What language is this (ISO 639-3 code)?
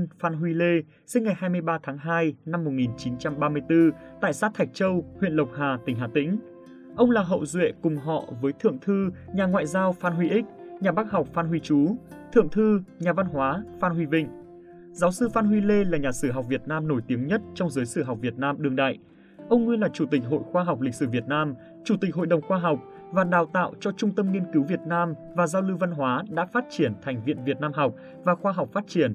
vie